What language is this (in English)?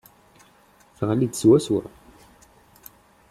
Kabyle